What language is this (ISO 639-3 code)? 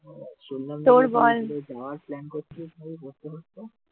ben